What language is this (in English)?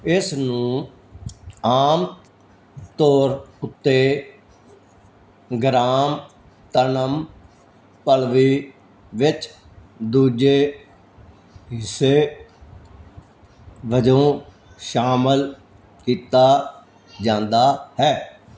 Punjabi